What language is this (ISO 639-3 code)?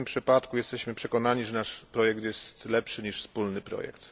pol